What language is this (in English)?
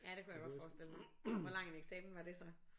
Danish